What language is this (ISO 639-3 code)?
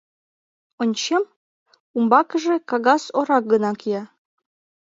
chm